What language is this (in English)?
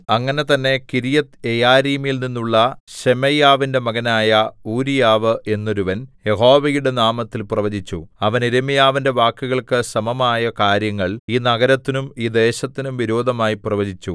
Malayalam